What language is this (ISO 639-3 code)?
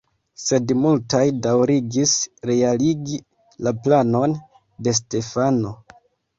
epo